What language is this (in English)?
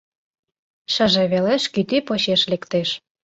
Mari